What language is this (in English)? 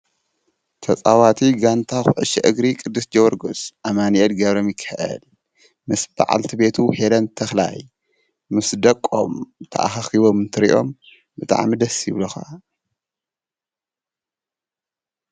Tigrinya